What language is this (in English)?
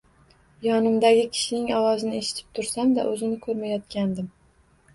Uzbek